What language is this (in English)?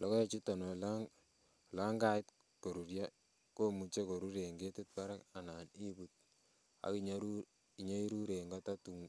Kalenjin